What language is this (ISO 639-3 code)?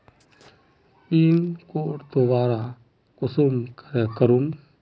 mag